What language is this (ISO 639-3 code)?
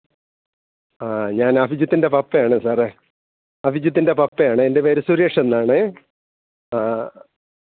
mal